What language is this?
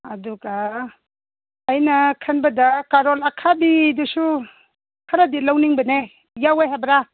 Manipuri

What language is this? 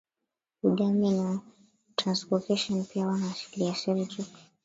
Swahili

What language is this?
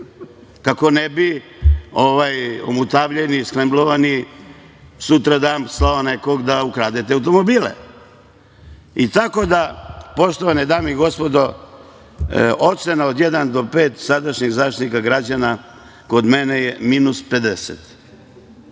Serbian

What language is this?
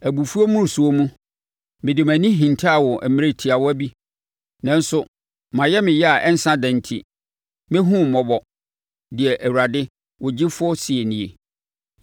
Akan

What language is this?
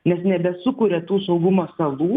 Lithuanian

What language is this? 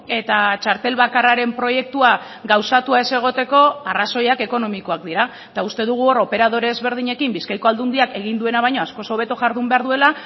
Basque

